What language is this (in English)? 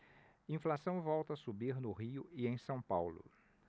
Portuguese